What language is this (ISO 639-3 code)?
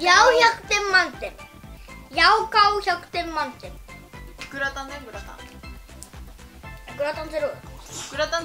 jpn